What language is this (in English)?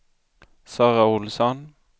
Swedish